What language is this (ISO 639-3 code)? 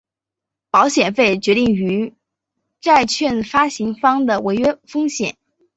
zho